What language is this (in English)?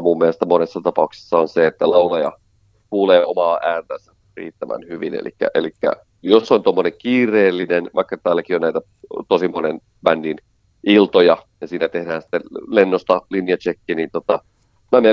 Finnish